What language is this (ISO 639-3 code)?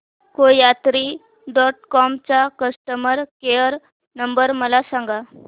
mar